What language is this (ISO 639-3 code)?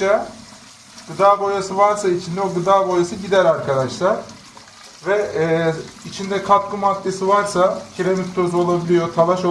tur